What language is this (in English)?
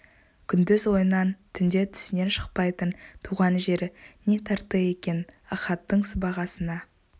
Kazakh